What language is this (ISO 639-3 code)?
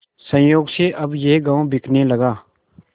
hin